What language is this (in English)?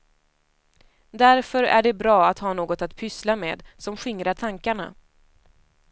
Swedish